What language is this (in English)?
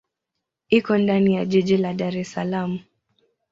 Swahili